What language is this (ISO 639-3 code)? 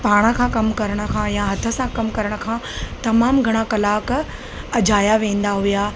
snd